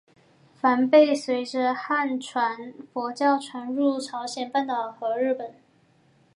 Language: Chinese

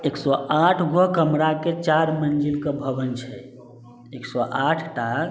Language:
Maithili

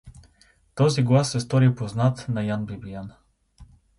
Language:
Bulgarian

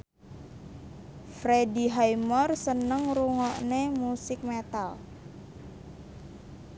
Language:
Javanese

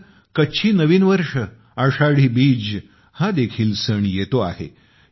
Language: Marathi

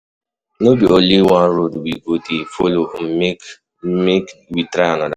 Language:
Nigerian Pidgin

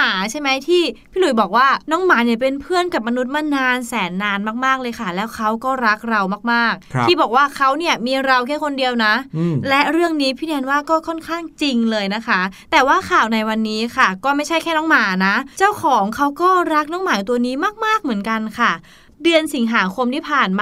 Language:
Thai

